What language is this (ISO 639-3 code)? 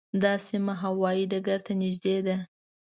pus